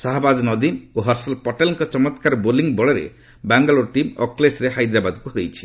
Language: Odia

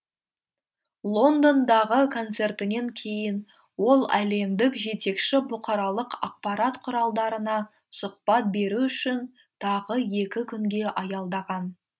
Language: Kazakh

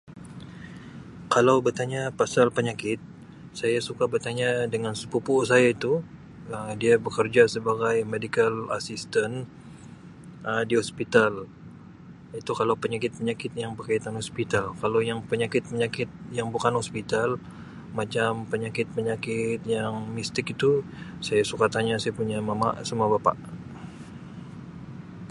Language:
Sabah Malay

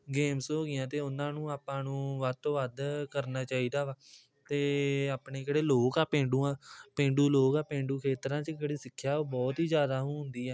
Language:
Punjabi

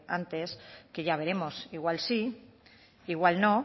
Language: Spanish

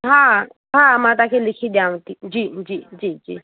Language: Sindhi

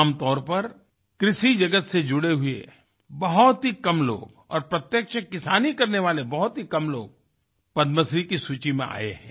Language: Hindi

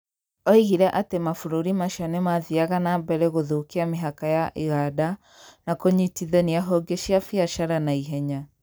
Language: Kikuyu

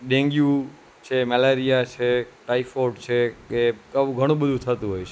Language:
Gujarati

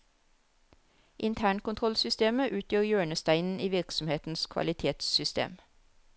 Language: Norwegian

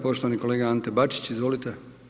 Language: Croatian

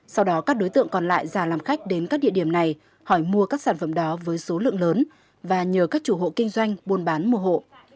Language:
Vietnamese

